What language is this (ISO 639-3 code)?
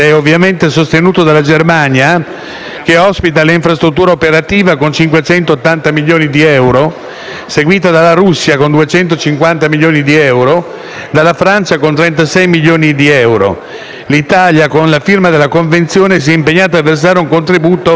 ita